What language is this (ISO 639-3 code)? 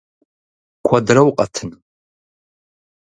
kbd